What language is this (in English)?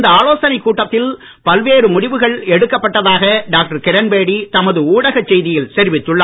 Tamil